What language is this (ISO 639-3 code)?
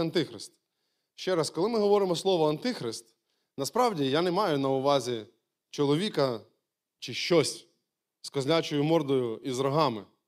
ukr